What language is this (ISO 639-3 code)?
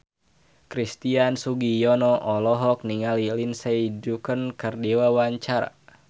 sun